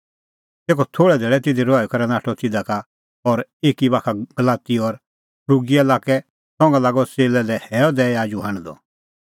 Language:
Kullu Pahari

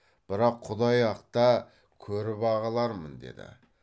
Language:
Kazakh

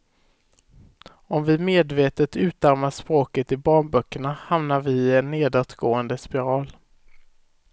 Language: Swedish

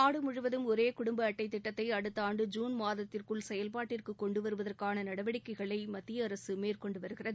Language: Tamil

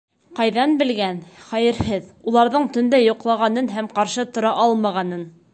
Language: Bashkir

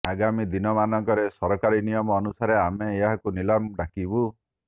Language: Odia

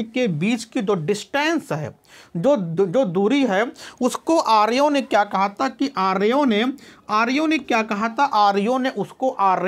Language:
Hindi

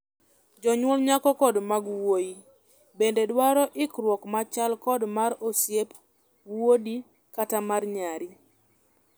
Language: Luo (Kenya and Tanzania)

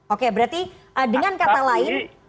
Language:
Indonesian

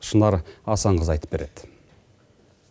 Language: Kazakh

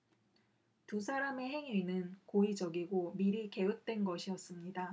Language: Korean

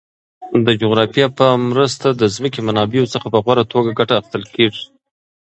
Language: Pashto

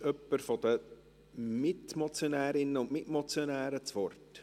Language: Swiss German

